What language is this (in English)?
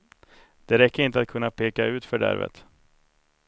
Swedish